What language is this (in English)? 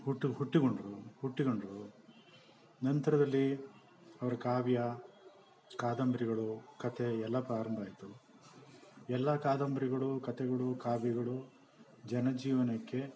Kannada